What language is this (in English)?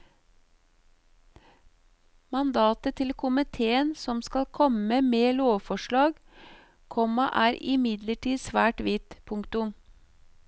Norwegian